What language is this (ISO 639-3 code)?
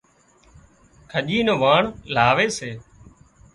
kxp